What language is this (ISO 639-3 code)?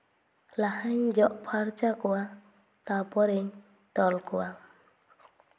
sat